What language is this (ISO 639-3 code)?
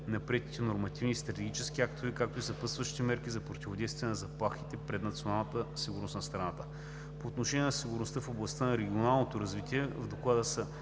bul